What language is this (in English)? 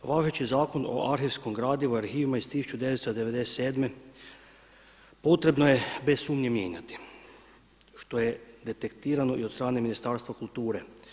Croatian